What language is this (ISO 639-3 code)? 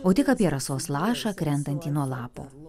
lit